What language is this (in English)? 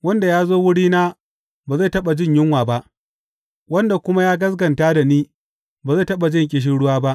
Hausa